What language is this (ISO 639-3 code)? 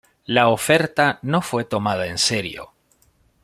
spa